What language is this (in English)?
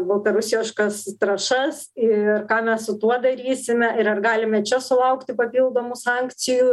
Lithuanian